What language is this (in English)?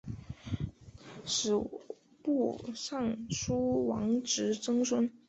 Chinese